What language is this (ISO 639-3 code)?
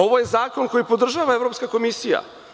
srp